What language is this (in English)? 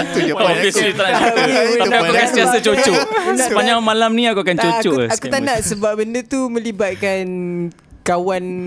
Malay